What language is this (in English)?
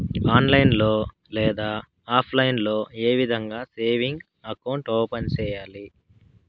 Telugu